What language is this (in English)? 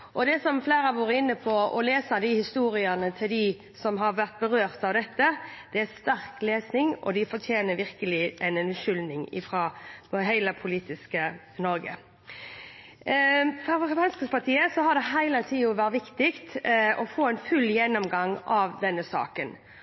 Norwegian Bokmål